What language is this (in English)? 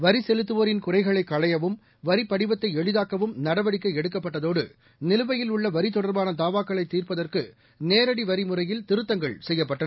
Tamil